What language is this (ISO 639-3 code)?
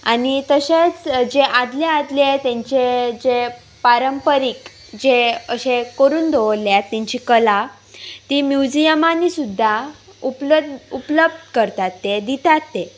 kok